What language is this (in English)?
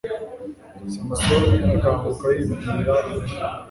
Kinyarwanda